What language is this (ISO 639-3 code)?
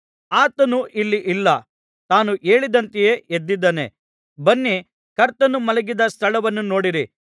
kan